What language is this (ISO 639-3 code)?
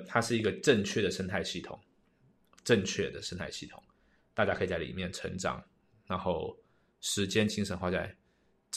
zho